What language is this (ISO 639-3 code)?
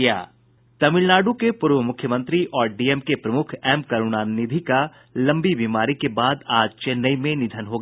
hin